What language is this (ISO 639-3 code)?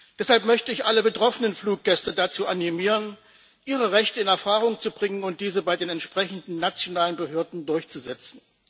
deu